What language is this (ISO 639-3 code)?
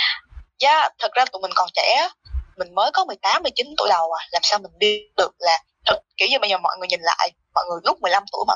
vie